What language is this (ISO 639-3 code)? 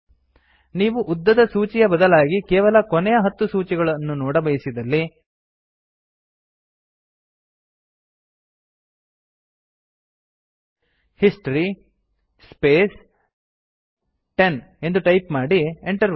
kan